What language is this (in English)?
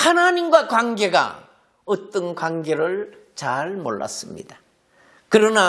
Korean